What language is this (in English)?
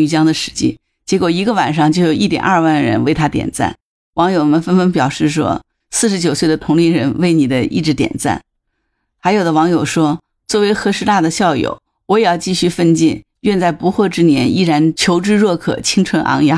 Chinese